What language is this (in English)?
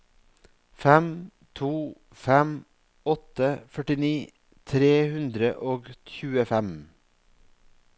Norwegian